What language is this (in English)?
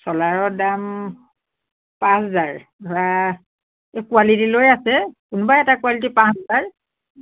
Assamese